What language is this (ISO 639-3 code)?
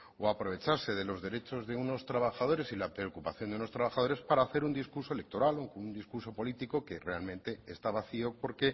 spa